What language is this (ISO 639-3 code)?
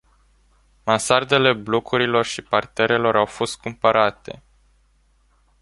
ron